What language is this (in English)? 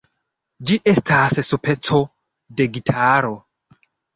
Esperanto